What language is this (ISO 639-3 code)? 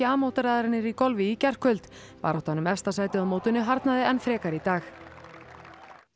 isl